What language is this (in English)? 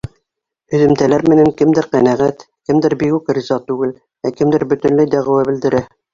Bashkir